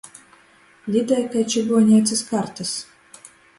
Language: Latgalian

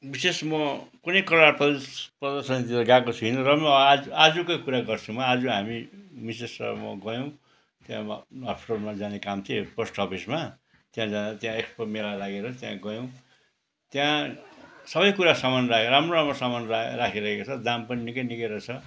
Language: Nepali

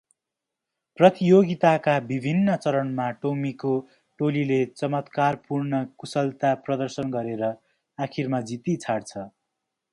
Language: Nepali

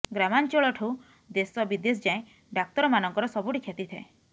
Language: Odia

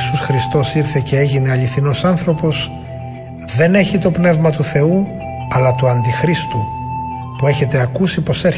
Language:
Greek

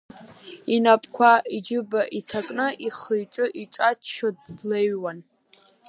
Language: Abkhazian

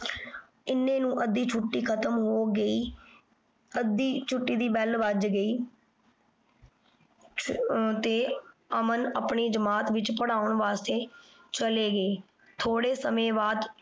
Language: Punjabi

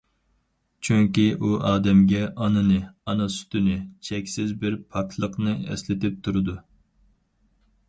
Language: Uyghur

